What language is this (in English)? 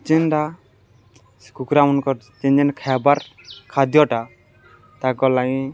Odia